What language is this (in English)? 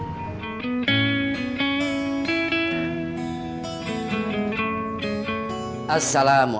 Indonesian